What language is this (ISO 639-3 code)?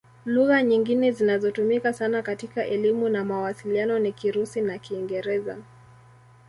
swa